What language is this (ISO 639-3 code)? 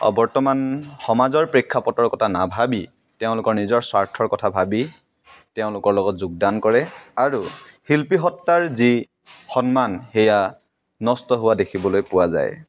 asm